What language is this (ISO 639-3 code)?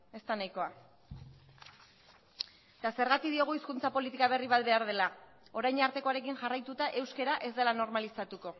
eus